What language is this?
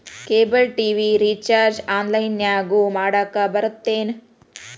Kannada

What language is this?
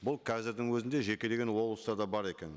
Kazakh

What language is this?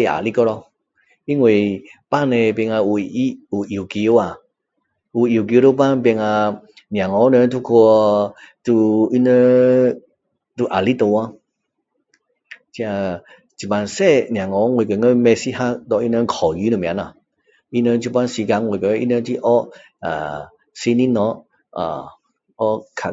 Min Dong Chinese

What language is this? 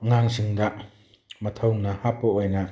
Manipuri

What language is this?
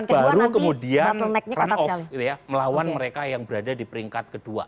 Indonesian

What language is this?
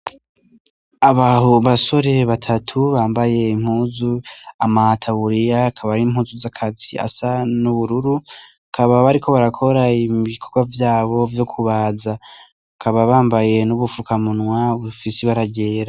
Rundi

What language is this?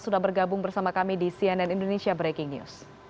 Indonesian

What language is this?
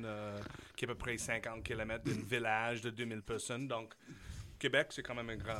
French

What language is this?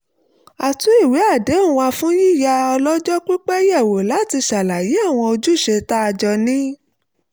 Yoruba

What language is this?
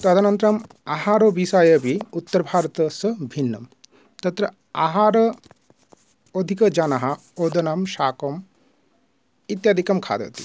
Sanskrit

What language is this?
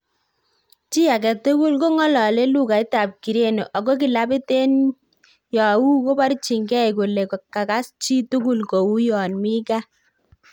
Kalenjin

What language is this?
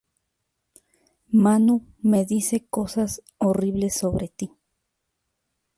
Spanish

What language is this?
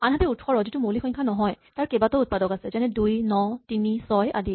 Assamese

